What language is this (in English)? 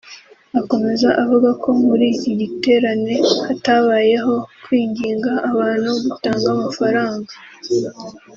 Kinyarwanda